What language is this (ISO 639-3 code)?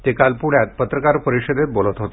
mar